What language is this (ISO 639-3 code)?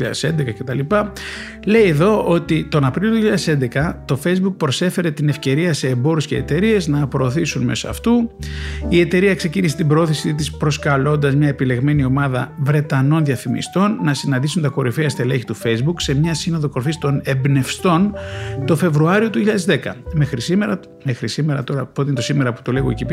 ell